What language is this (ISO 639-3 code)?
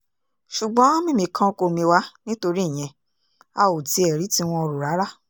yor